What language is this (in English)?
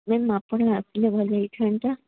Odia